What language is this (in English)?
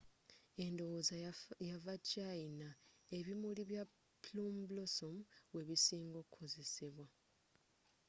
Ganda